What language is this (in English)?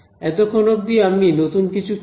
Bangla